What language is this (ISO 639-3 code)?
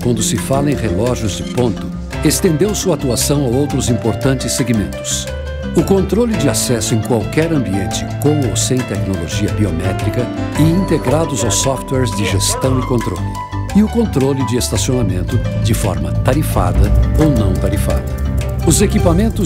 por